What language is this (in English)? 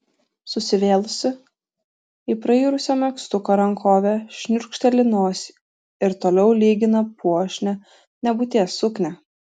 Lithuanian